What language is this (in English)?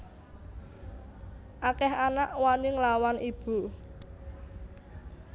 Javanese